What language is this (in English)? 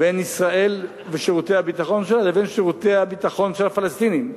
Hebrew